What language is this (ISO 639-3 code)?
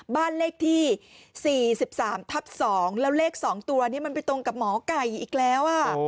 tha